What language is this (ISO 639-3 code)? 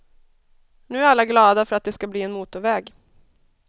swe